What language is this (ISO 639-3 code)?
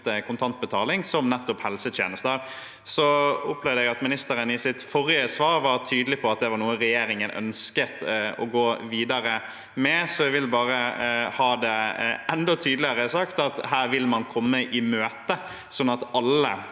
nor